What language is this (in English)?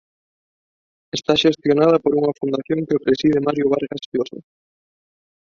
Galician